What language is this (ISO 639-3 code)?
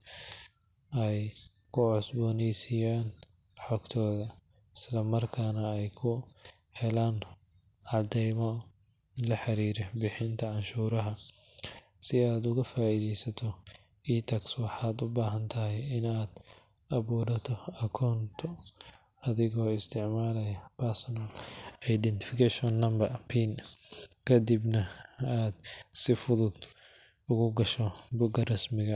som